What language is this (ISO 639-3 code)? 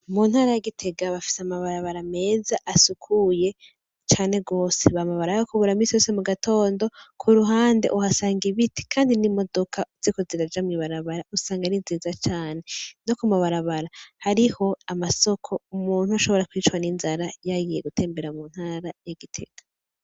run